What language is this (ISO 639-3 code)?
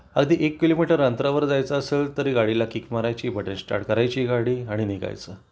mar